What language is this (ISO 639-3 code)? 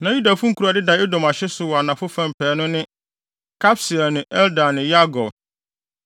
aka